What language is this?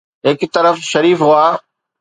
Sindhi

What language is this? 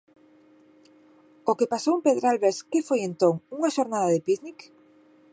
Galician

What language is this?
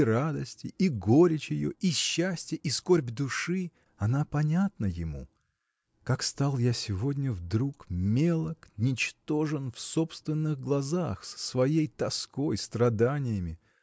Russian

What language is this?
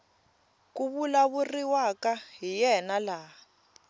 Tsonga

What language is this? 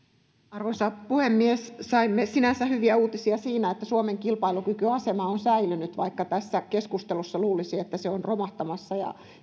Finnish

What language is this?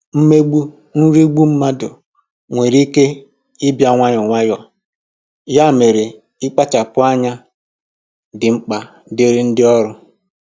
Igbo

